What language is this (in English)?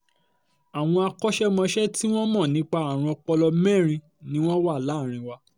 Yoruba